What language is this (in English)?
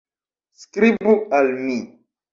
Esperanto